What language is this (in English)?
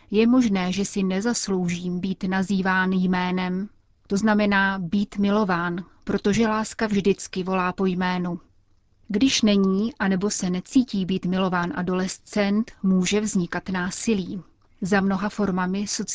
Czech